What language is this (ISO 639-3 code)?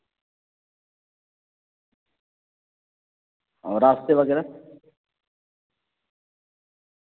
urd